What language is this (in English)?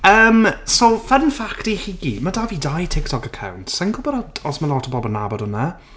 Welsh